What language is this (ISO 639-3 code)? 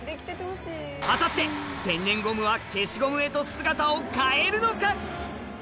jpn